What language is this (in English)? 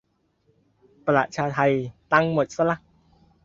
Thai